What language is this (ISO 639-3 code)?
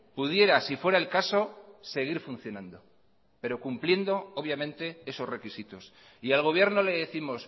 spa